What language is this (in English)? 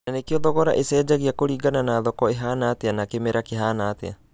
Kikuyu